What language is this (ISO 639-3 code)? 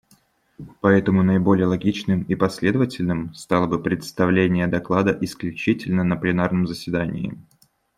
rus